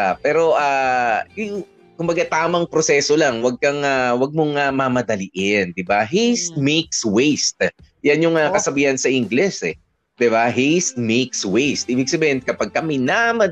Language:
Filipino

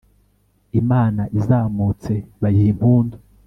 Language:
Kinyarwanda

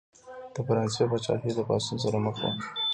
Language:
Pashto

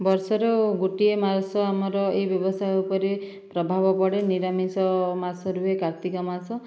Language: Odia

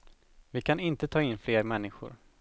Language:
Swedish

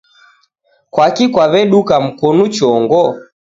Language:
Taita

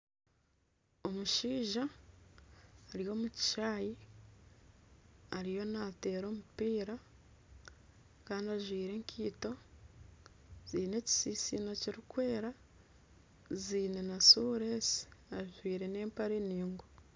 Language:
Nyankole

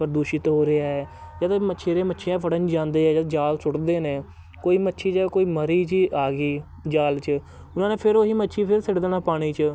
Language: Punjabi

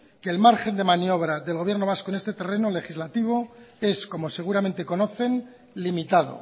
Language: Spanish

